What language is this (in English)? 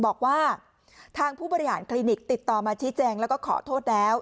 Thai